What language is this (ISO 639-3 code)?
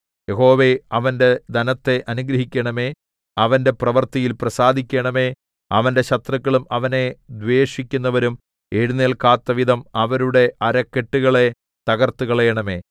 mal